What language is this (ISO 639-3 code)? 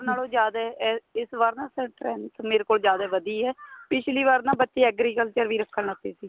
pan